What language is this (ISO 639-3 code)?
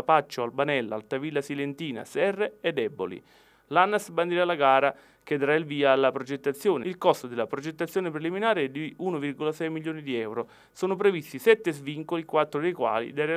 ita